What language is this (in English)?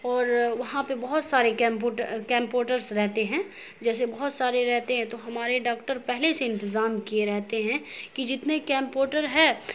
Urdu